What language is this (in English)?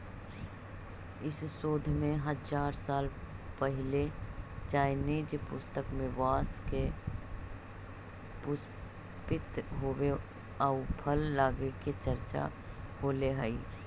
Magahi